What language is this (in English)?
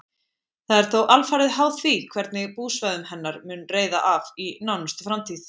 Icelandic